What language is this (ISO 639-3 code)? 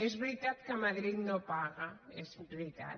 cat